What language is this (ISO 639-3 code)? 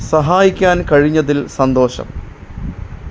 mal